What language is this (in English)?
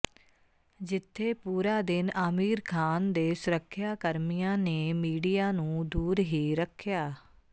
Punjabi